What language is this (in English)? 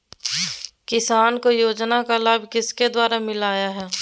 Magahi